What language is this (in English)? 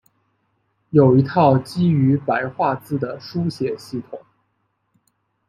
Chinese